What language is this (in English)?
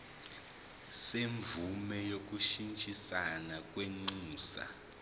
Zulu